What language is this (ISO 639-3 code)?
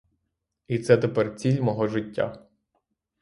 ukr